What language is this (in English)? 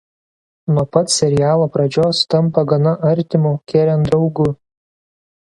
Lithuanian